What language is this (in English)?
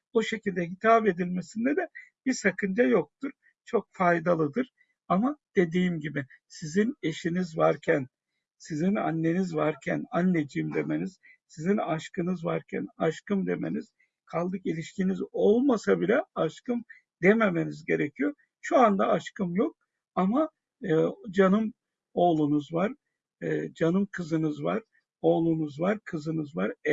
Turkish